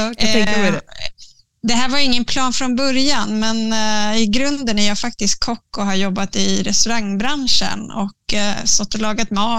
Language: Swedish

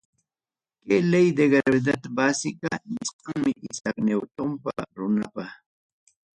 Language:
Ayacucho Quechua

